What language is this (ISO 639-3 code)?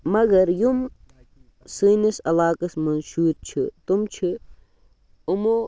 kas